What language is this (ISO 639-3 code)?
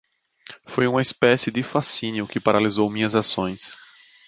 por